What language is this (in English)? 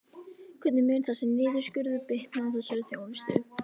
Icelandic